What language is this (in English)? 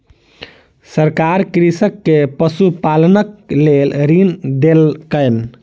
Maithili